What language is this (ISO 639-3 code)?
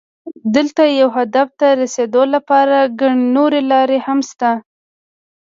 pus